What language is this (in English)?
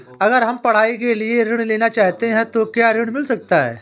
Hindi